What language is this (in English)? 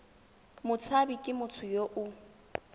Tswana